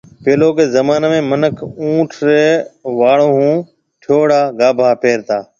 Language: Marwari (Pakistan)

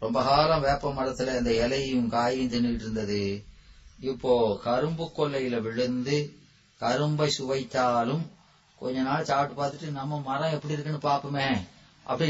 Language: Tamil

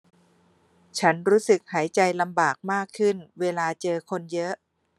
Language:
Thai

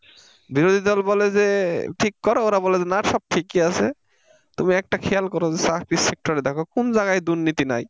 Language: Bangla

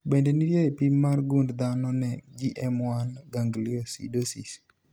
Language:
Luo (Kenya and Tanzania)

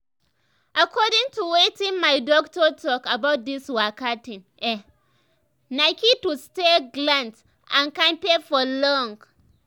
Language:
Nigerian Pidgin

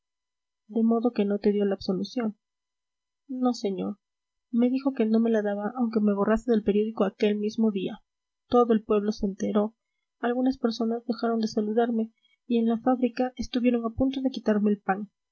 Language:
Spanish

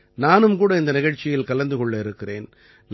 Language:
Tamil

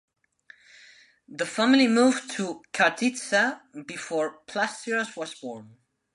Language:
English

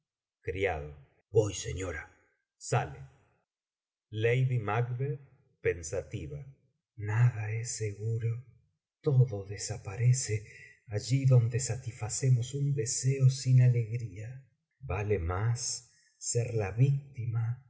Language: Spanish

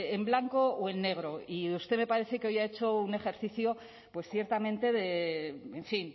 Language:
Spanish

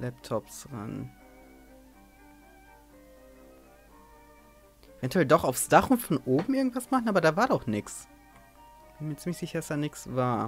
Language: German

